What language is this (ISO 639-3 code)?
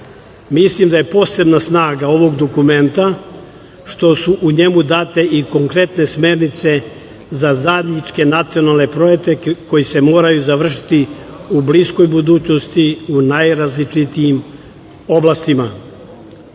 srp